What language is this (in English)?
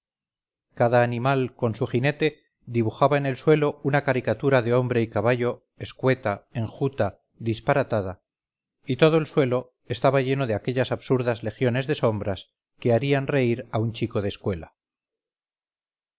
Spanish